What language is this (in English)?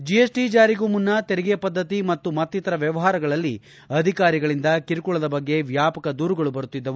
Kannada